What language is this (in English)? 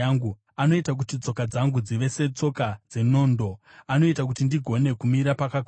Shona